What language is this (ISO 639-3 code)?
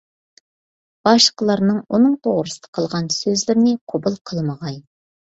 uig